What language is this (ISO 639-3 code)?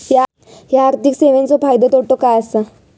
mar